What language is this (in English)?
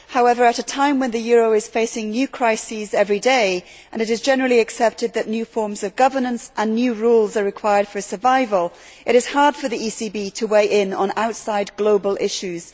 English